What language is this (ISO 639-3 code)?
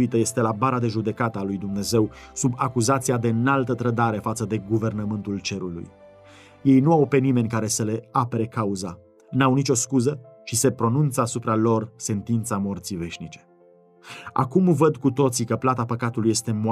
ron